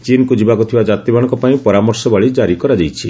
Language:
Odia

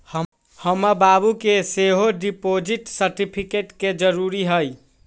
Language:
Magahi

